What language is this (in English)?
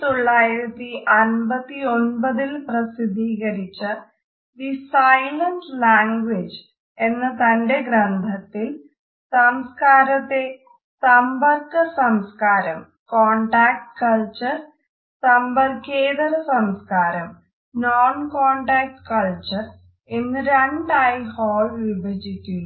Malayalam